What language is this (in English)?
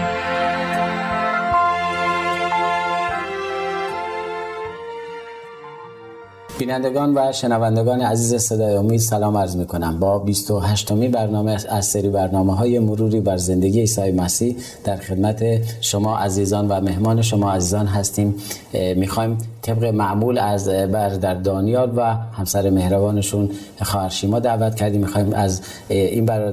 Persian